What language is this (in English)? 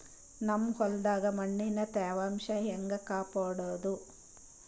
Kannada